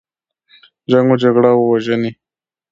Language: Pashto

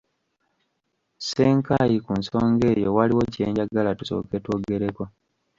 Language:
Ganda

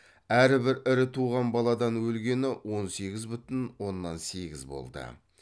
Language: Kazakh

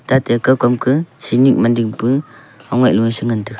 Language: Wancho Naga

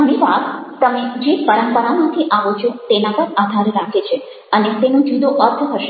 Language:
Gujarati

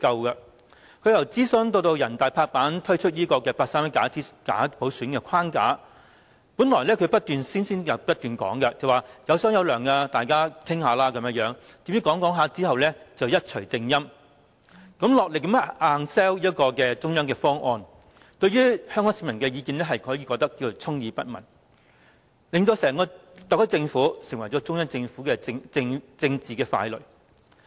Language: Cantonese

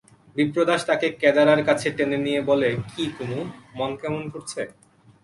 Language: Bangla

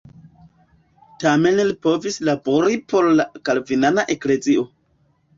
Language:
Esperanto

